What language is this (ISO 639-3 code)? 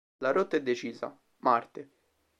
ita